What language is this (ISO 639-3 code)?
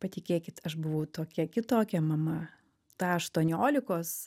lit